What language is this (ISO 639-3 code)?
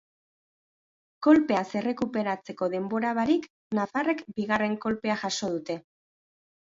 eus